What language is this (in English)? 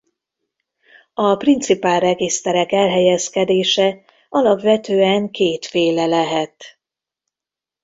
Hungarian